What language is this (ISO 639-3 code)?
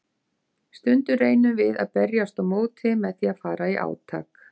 isl